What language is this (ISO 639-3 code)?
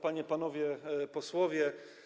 pol